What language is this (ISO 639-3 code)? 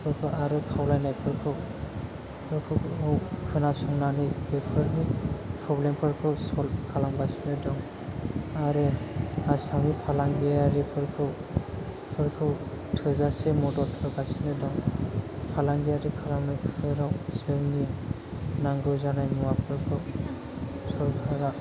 brx